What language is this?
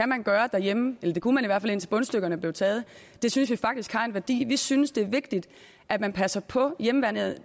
Danish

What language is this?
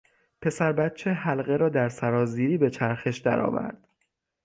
Persian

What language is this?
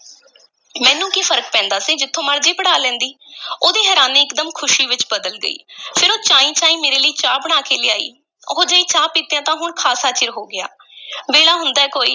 Punjabi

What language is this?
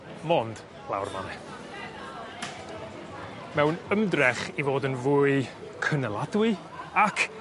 Welsh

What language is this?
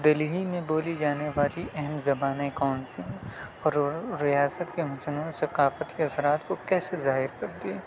Urdu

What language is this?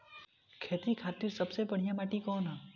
Bhojpuri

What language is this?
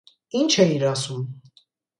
Armenian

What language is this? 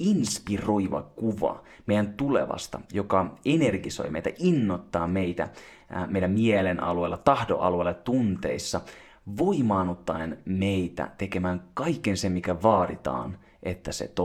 Finnish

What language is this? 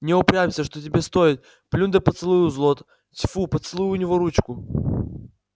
Russian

